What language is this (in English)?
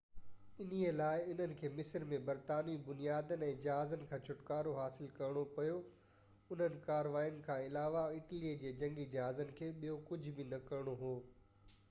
Sindhi